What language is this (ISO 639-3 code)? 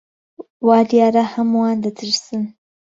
ckb